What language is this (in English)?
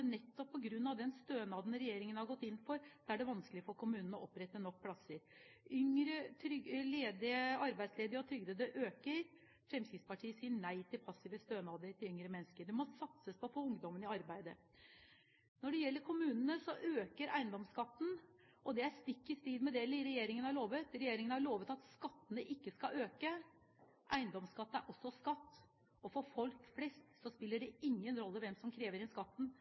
Norwegian Bokmål